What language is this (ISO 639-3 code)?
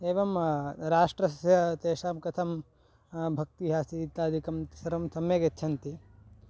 san